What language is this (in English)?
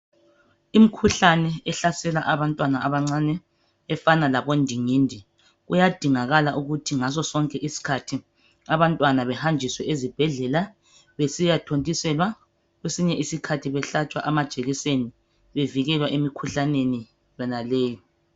North Ndebele